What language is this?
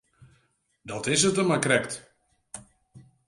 Western Frisian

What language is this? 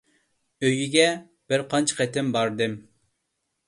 Uyghur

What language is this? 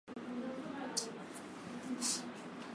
Swahili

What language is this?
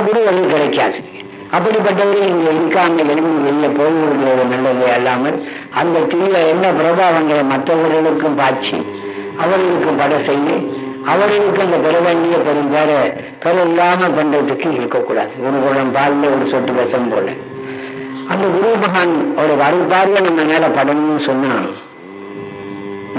Indonesian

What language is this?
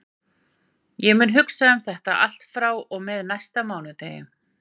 Icelandic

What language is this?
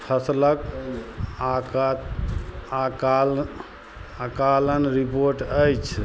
Maithili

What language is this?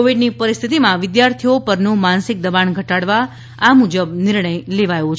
Gujarati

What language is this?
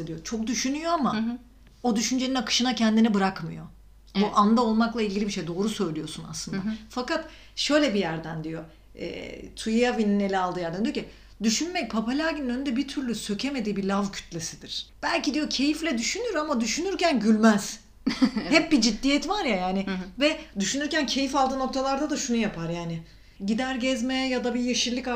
Turkish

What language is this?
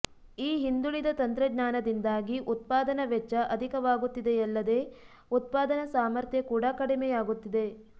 Kannada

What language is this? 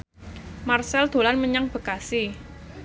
Javanese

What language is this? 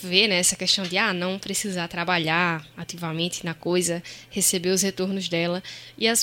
Portuguese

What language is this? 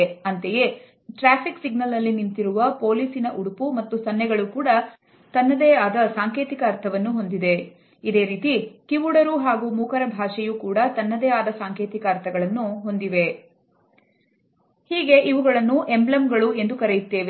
Kannada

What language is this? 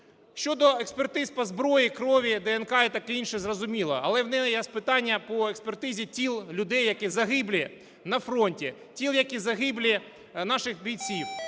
Ukrainian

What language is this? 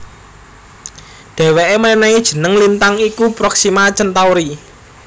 Javanese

